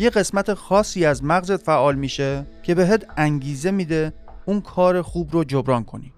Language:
Persian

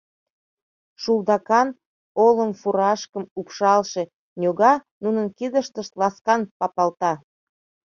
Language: Mari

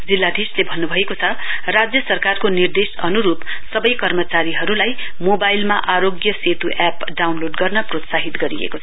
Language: Nepali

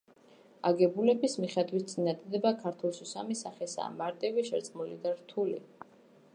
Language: Georgian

